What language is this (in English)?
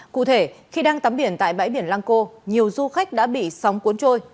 Vietnamese